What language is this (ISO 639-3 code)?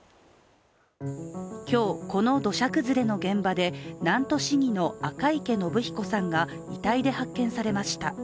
jpn